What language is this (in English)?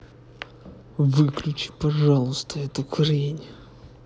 Russian